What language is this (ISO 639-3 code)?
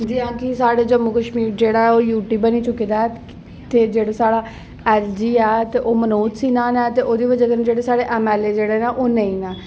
doi